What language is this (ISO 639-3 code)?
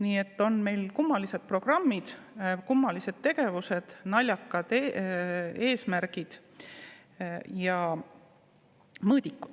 est